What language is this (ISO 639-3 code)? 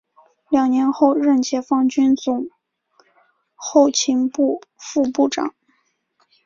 zho